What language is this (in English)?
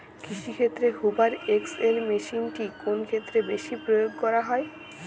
Bangla